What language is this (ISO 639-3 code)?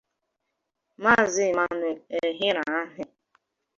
ibo